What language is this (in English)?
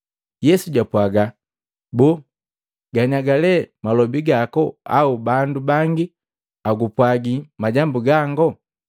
Matengo